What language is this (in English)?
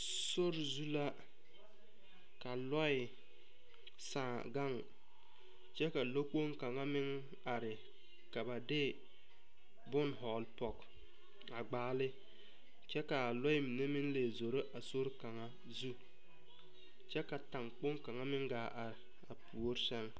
Southern Dagaare